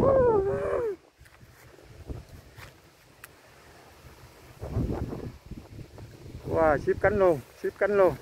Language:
Vietnamese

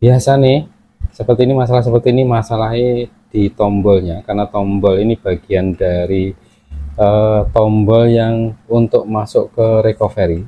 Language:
Indonesian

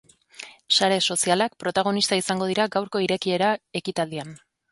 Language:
Basque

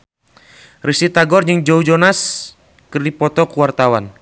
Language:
Sundanese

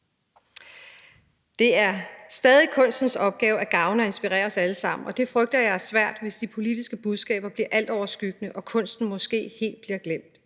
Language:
Danish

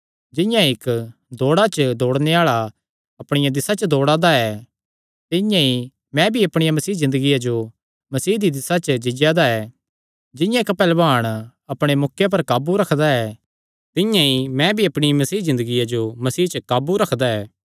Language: Kangri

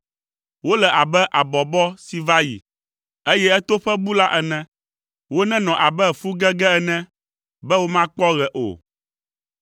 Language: Ewe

